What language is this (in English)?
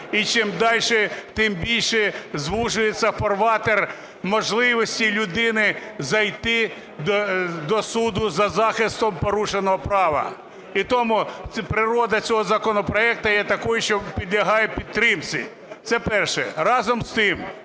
Ukrainian